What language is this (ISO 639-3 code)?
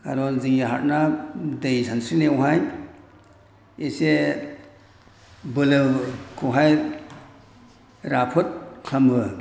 brx